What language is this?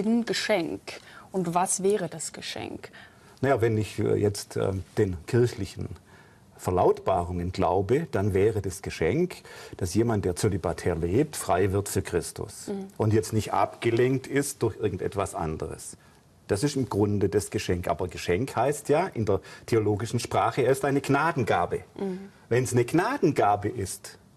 German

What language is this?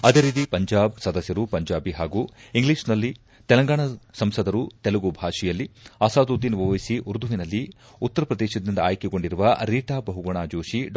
Kannada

